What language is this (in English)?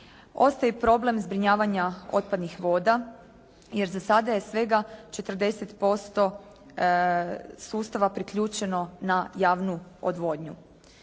Croatian